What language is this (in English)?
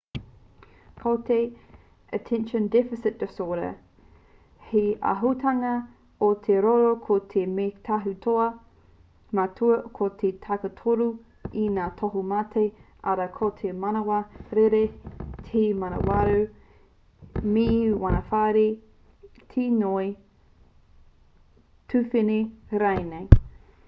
Māori